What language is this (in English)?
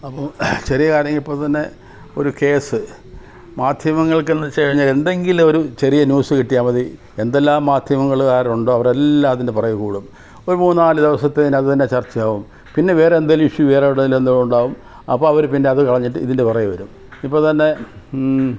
Malayalam